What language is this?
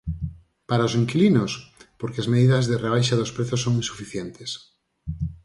Galician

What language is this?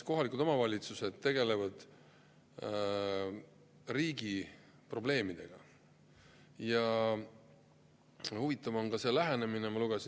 Estonian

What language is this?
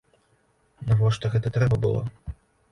Belarusian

